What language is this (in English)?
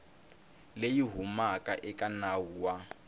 Tsonga